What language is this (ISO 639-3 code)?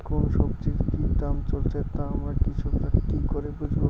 ben